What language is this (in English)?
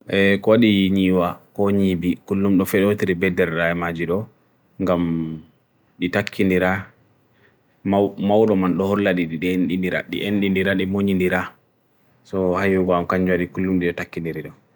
Bagirmi Fulfulde